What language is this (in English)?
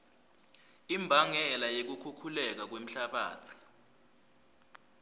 Swati